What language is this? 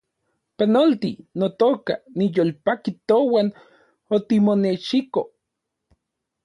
Central Puebla Nahuatl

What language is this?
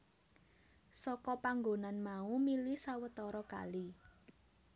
Javanese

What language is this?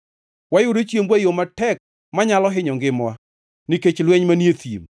Luo (Kenya and Tanzania)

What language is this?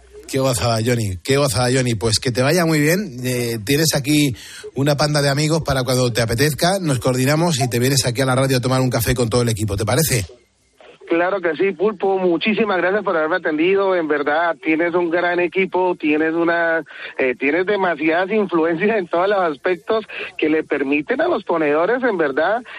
Spanish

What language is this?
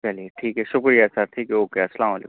Urdu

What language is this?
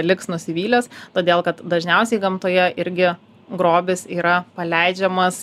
Lithuanian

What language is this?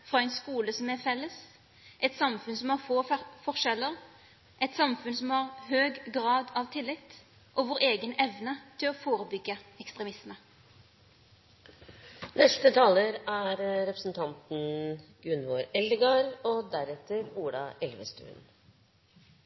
Norwegian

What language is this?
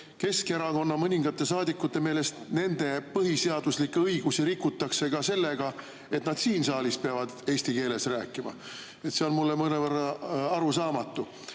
Estonian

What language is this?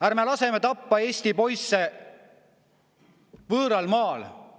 Estonian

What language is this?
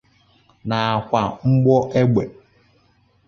Igbo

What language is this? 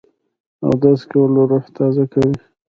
Pashto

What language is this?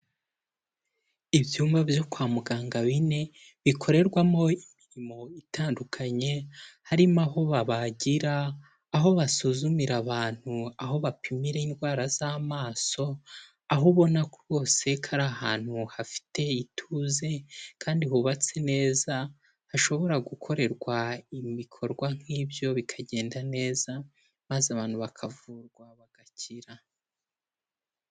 Kinyarwanda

